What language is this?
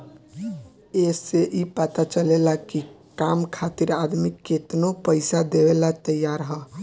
Bhojpuri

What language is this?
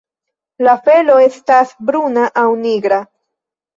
Esperanto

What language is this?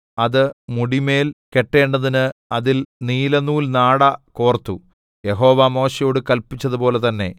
Malayalam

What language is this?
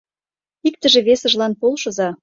Mari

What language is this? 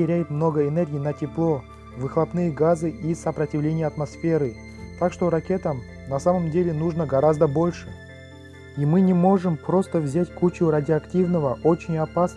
Russian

